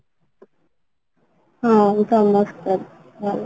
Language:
Odia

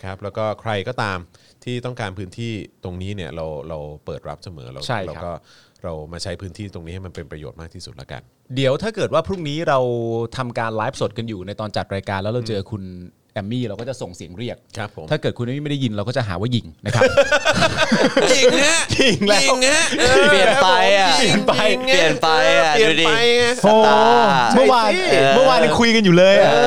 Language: Thai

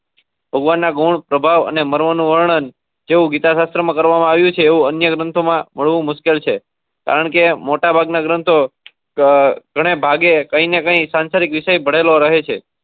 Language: Gujarati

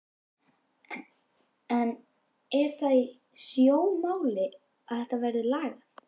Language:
Icelandic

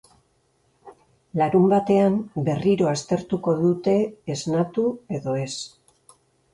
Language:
Basque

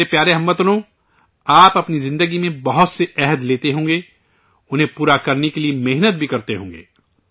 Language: Urdu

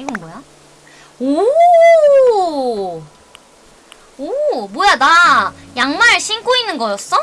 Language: Korean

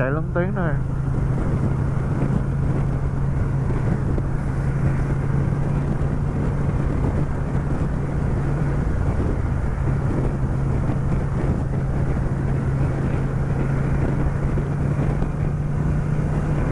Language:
Vietnamese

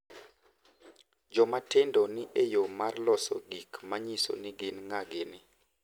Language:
Luo (Kenya and Tanzania)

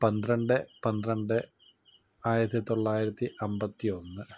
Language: Malayalam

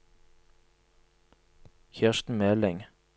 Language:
Norwegian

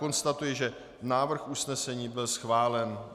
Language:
Czech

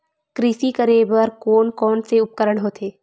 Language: Chhattisgarhi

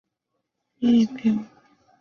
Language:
Chinese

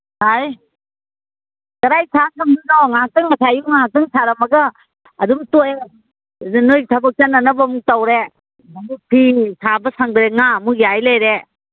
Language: Manipuri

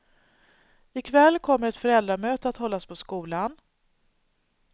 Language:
Swedish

